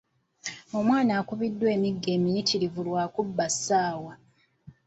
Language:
Ganda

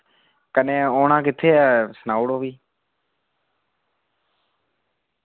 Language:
Dogri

